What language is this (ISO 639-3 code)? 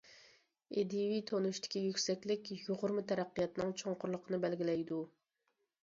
uig